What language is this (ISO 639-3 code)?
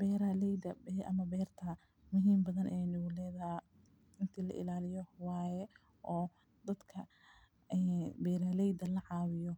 som